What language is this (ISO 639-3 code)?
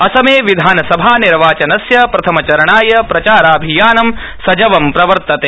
san